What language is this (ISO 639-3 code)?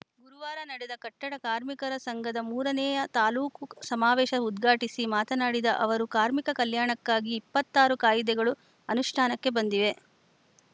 kan